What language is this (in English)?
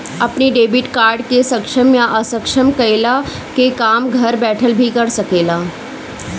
Bhojpuri